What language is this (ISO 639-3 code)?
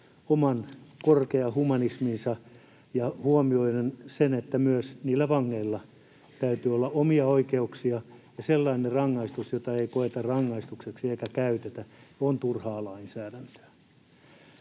fin